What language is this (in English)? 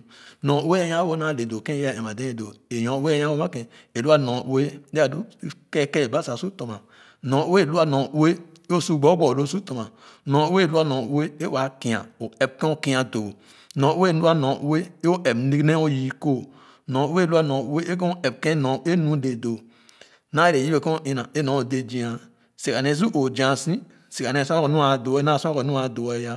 Khana